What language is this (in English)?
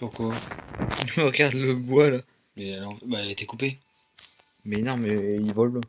French